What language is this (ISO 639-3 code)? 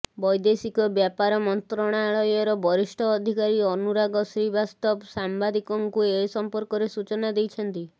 ori